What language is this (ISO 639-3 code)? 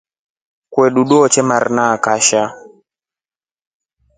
rof